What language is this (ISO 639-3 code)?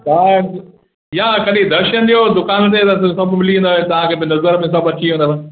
snd